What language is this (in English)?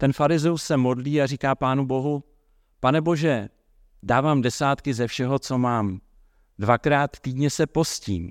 Czech